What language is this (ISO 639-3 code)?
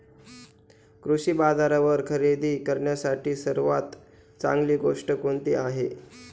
mar